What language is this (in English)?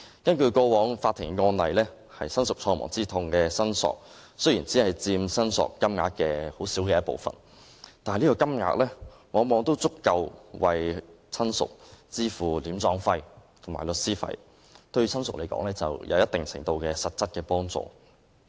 Cantonese